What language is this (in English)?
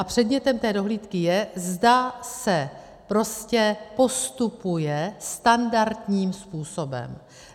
Czech